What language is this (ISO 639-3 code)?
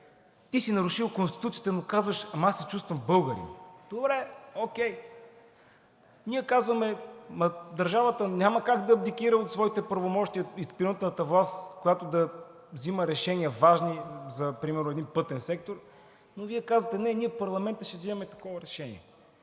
bul